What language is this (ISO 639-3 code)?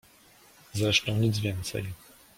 pol